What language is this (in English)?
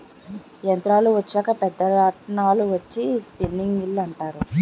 Telugu